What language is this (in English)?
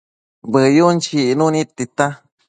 Matsés